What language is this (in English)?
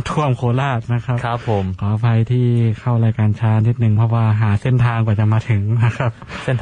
Thai